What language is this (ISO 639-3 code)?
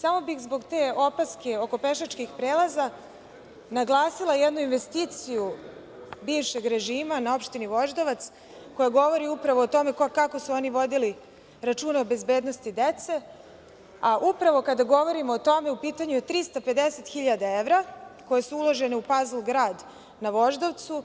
srp